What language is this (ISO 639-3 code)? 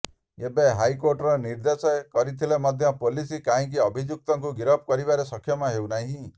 ori